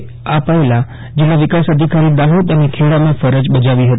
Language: Gujarati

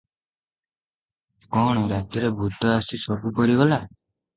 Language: Odia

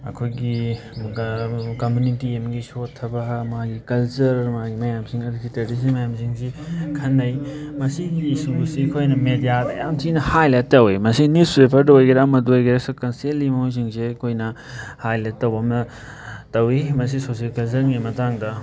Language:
Manipuri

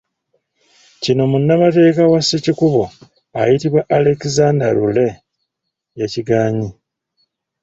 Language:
Ganda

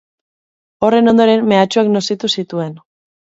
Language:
Basque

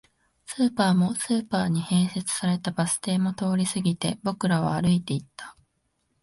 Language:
Japanese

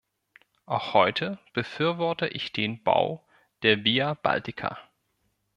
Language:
German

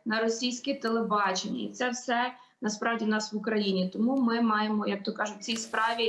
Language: Ukrainian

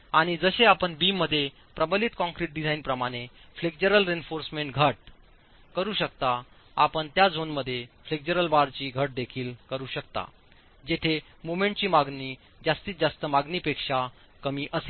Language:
Marathi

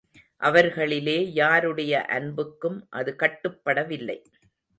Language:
Tamil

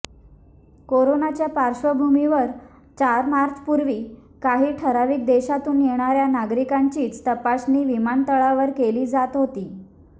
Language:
Marathi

